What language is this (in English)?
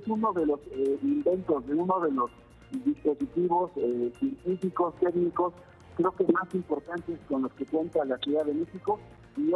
Spanish